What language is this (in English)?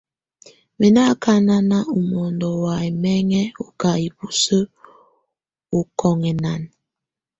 Tunen